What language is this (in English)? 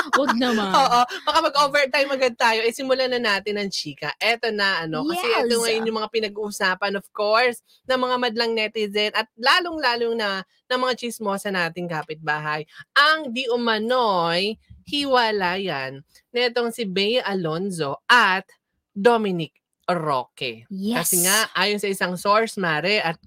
Filipino